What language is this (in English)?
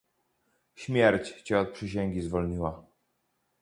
Polish